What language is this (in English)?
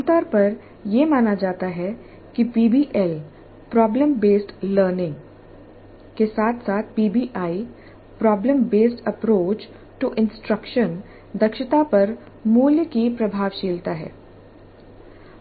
Hindi